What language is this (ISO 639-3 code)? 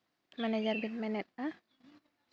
sat